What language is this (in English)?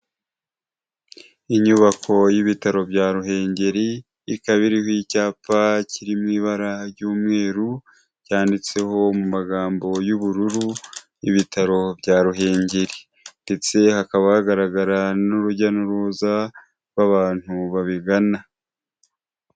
Kinyarwanda